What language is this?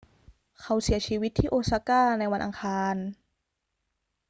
Thai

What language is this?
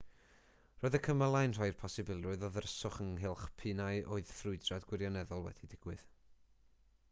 Welsh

